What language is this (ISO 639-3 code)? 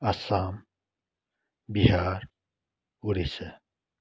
nep